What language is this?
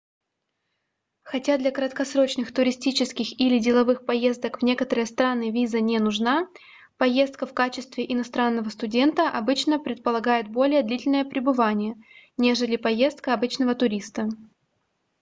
Russian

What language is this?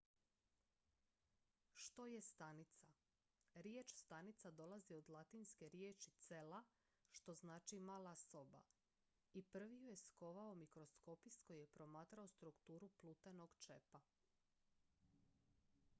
Croatian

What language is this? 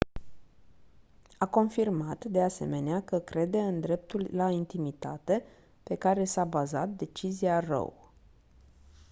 Romanian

